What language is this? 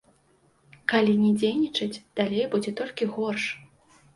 Belarusian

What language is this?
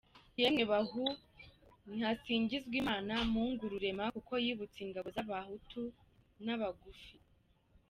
Kinyarwanda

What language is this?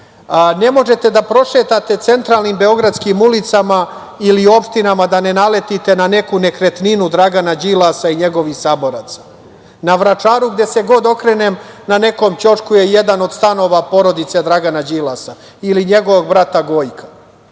Serbian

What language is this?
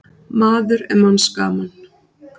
Icelandic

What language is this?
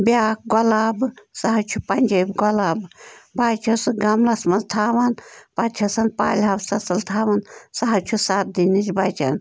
Kashmiri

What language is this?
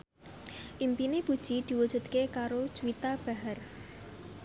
Javanese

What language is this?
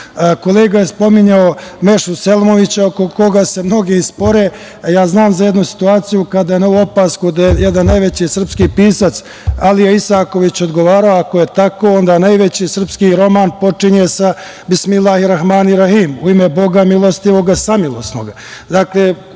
Serbian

